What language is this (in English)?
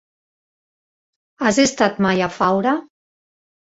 Catalan